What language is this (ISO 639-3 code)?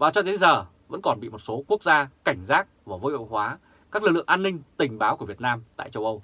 vie